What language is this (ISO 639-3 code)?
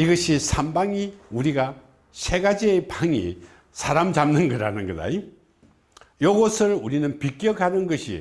kor